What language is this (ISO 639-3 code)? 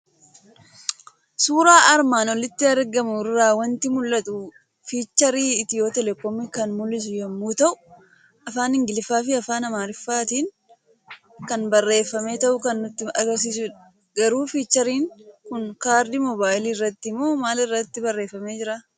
orm